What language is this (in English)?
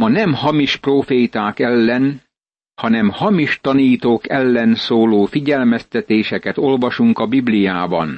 Hungarian